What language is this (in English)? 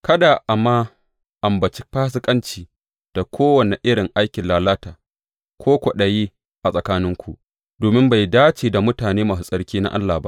Hausa